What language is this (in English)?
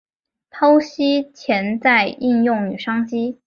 Chinese